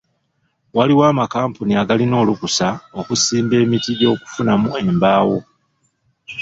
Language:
Ganda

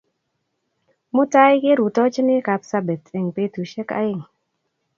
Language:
Kalenjin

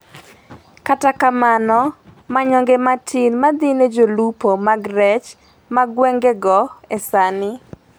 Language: Luo (Kenya and Tanzania)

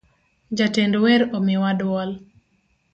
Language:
Luo (Kenya and Tanzania)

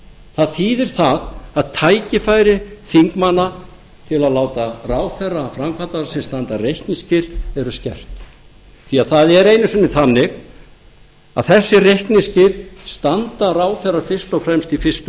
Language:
Icelandic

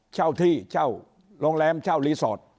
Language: Thai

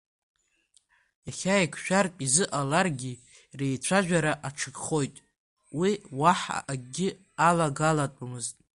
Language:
Abkhazian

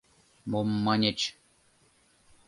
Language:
Mari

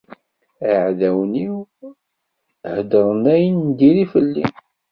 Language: Kabyle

